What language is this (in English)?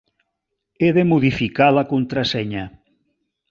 Catalan